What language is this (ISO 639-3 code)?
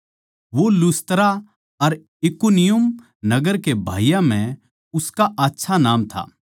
bgc